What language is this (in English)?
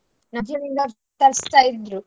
Kannada